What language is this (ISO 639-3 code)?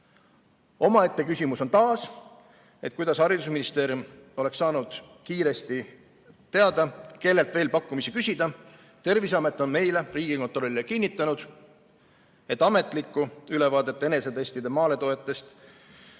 est